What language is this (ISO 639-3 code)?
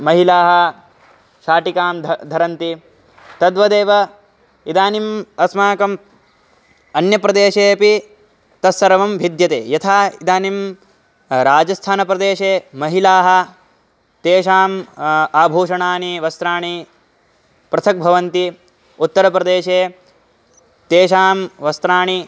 san